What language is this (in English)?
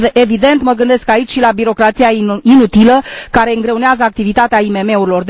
Romanian